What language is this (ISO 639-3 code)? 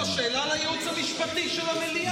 heb